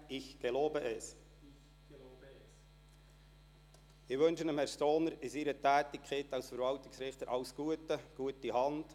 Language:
Swiss German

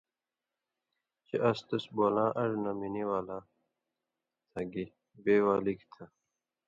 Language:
Indus Kohistani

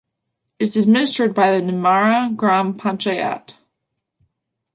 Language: English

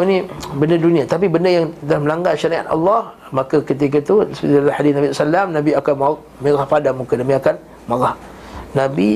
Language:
Malay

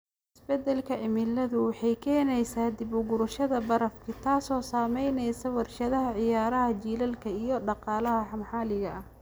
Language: Somali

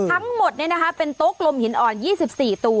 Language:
Thai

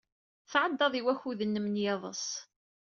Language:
Kabyle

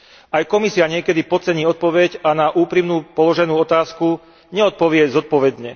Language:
Slovak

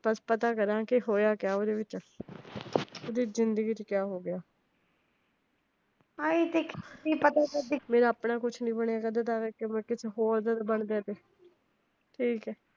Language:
Punjabi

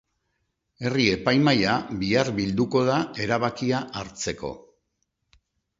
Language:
Basque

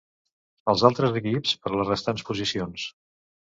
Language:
Catalan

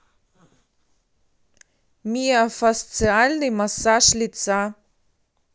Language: Russian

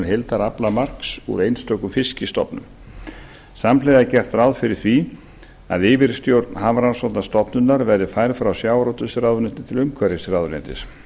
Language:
Icelandic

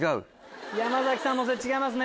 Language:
Japanese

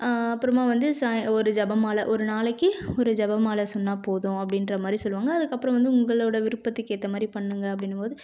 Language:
Tamil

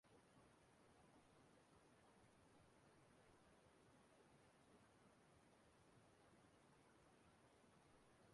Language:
Igbo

